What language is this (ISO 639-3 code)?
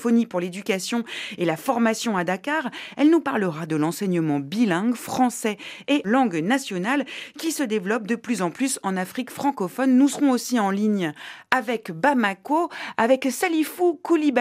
fra